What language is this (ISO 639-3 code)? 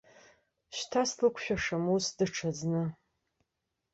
abk